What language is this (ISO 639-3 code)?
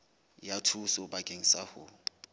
sot